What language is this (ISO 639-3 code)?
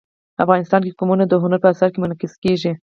pus